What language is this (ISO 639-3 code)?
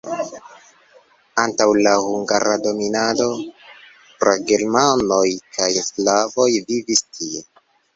epo